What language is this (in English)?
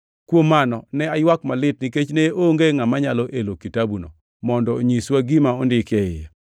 Luo (Kenya and Tanzania)